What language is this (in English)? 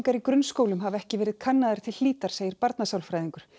Icelandic